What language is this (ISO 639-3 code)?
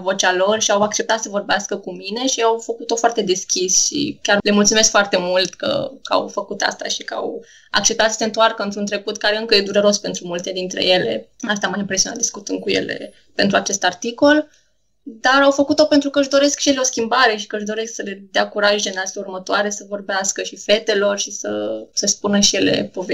ron